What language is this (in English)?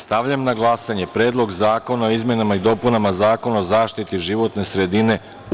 Serbian